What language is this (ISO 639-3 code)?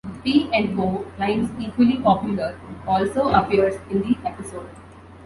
eng